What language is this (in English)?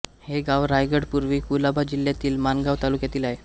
Marathi